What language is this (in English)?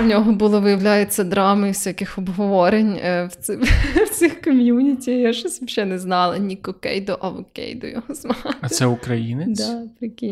Ukrainian